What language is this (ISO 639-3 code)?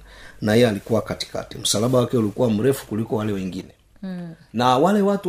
swa